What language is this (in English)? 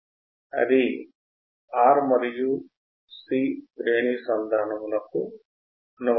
Telugu